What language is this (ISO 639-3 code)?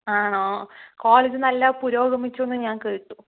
mal